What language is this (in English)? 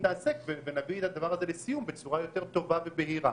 Hebrew